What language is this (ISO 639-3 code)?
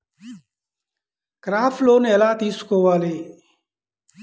tel